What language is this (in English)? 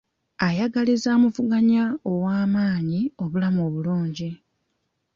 Ganda